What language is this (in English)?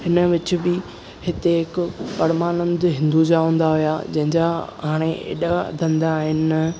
Sindhi